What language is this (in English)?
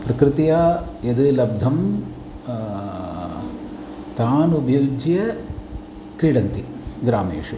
Sanskrit